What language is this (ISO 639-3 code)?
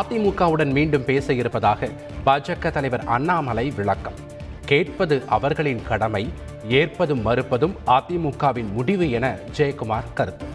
tam